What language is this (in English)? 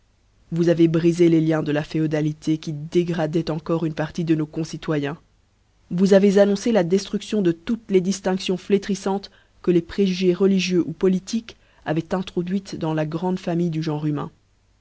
French